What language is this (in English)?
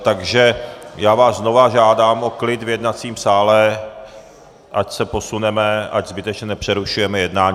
Czech